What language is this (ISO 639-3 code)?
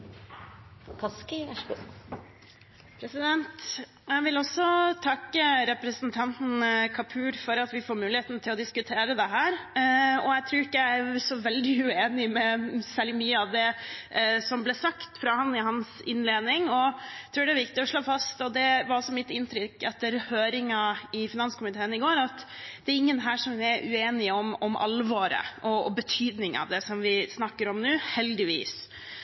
nob